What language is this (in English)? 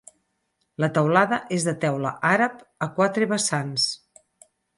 Catalan